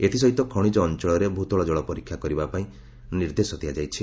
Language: Odia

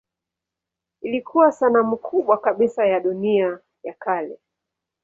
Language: Swahili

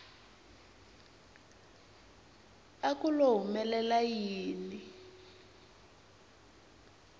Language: Tsonga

